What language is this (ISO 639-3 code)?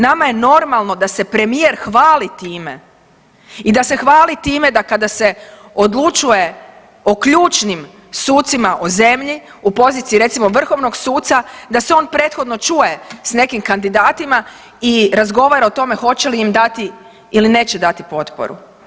hrv